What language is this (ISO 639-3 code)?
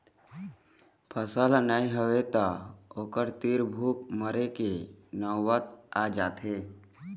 hne